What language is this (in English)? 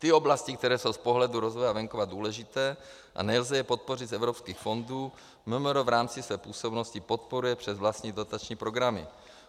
Czech